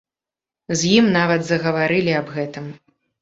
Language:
Belarusian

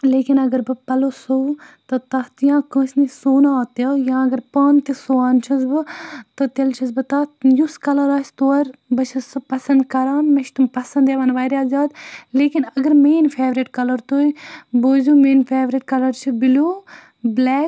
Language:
Kashmiri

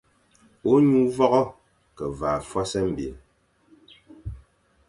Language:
Fang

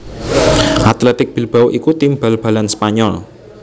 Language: Javanese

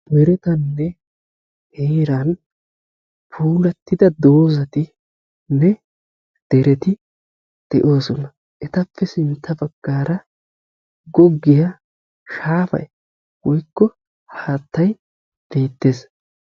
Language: Wolaytta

